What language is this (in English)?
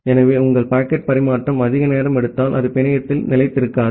Tamil